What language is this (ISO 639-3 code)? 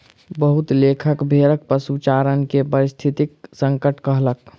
mai